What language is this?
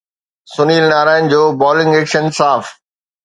Sindhi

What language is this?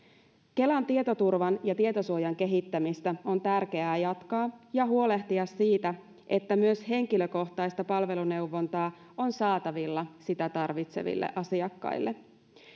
Finnish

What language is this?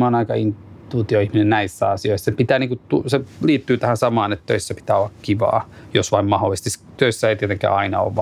Finnish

